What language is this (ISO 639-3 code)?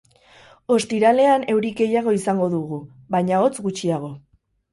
eus